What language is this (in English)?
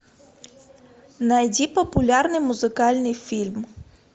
Russian